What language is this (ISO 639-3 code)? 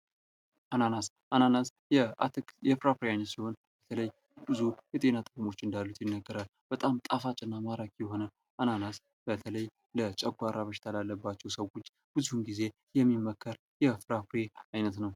amh